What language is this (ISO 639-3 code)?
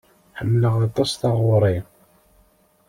kab